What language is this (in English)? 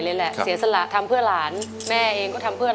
Thai